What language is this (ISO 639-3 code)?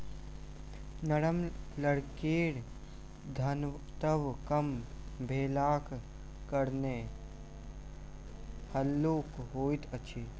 mai